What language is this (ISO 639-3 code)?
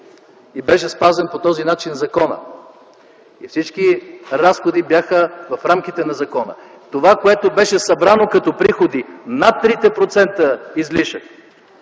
bul